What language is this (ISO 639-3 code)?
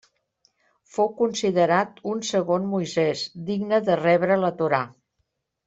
cat